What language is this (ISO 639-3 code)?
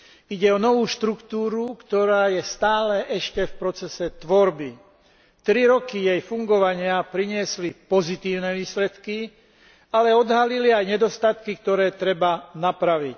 slk